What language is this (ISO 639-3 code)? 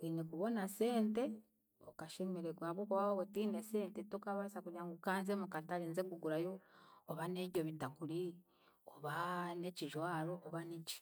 cgg